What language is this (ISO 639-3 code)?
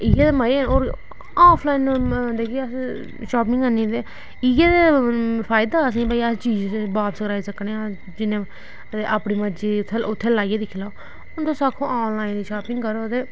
doi